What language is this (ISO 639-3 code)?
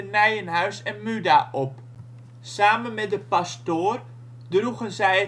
nld